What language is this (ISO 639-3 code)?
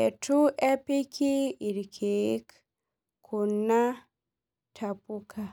mas